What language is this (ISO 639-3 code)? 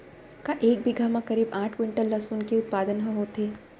hne